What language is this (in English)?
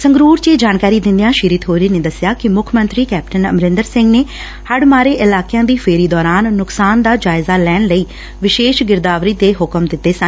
Punjabi